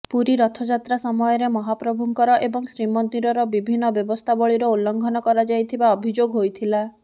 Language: Odia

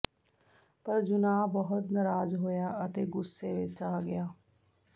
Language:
Punjabi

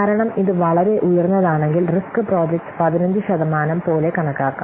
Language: Malayalam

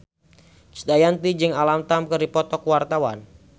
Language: Sundanese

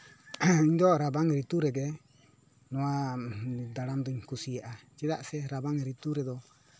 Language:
Santali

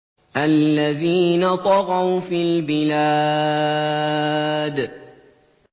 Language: Arabic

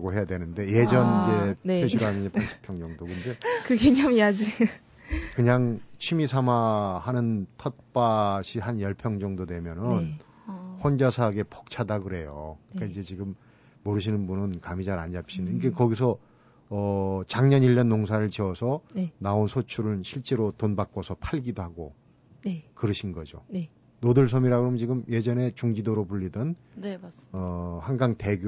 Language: Korean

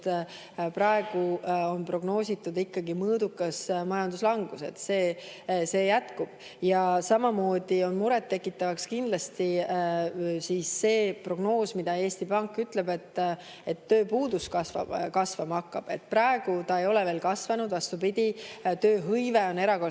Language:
Estonian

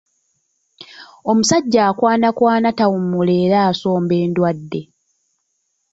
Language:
Ganda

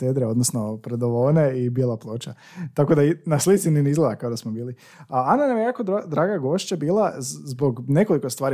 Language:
Croatian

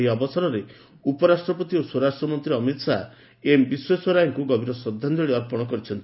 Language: Odia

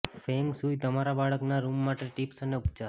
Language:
Gujarati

